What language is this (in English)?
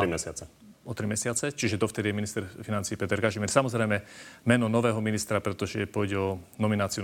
Slovak